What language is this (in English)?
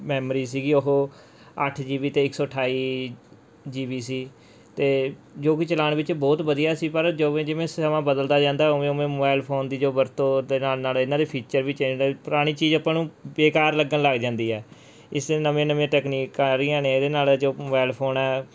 Punjabi